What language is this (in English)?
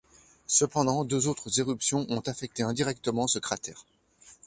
French